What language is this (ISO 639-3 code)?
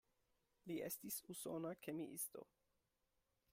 epo